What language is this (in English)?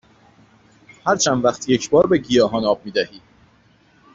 Persian